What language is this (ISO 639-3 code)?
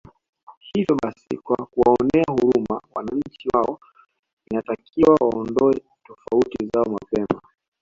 swa